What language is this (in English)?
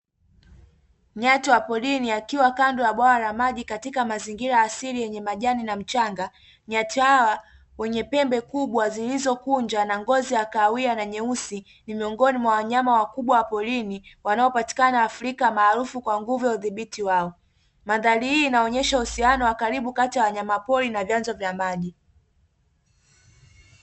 Swahili